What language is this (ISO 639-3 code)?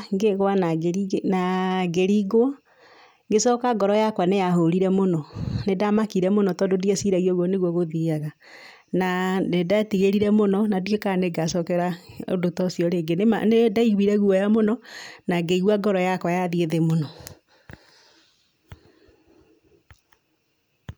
kik